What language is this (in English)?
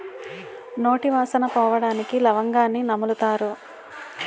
Telugu